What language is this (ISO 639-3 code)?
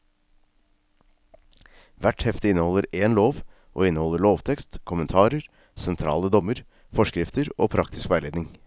nor